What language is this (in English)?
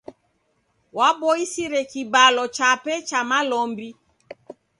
Taita